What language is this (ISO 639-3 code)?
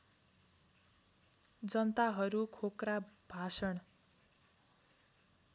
nep